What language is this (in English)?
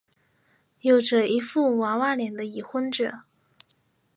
Chinese